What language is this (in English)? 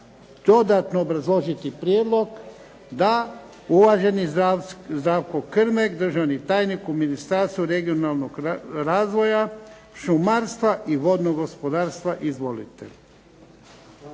Croatian